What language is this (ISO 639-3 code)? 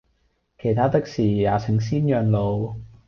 yue